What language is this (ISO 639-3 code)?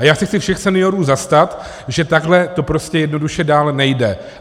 ces